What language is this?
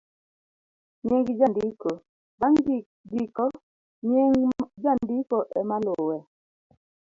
Luo (Kenya and Tanzania)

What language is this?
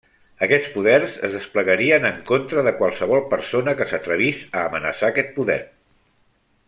Catalan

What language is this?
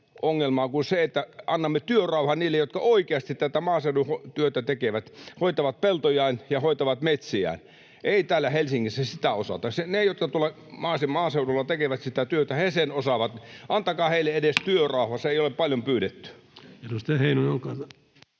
Finnish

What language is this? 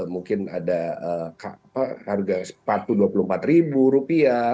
Indonesian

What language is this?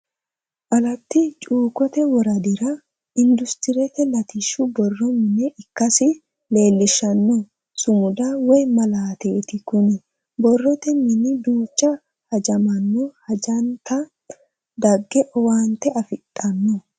Sidamo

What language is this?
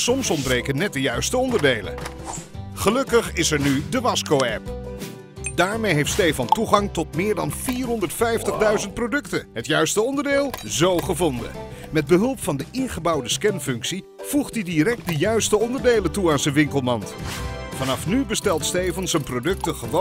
Dutch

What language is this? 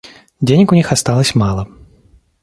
Russian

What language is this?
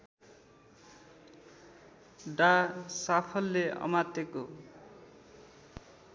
Nepali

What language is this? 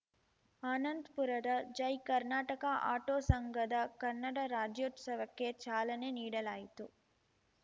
Kannada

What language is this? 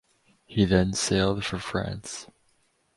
English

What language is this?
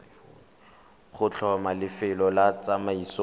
Tswana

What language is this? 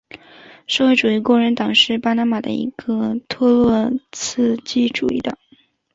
Chinese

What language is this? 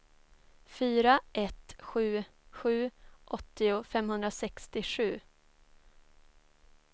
Swedish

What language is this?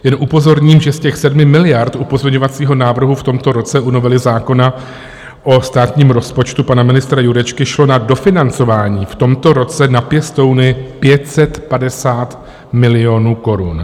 Czech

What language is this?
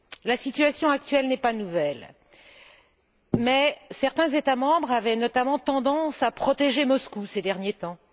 French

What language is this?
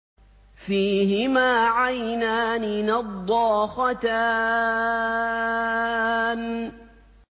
Arabic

